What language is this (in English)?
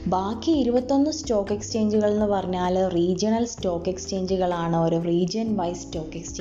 Malayalam